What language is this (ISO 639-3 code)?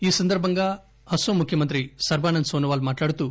tel